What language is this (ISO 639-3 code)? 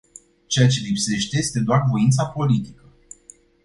ron